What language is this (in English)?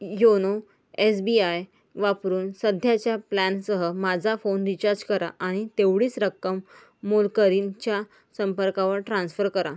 Marathi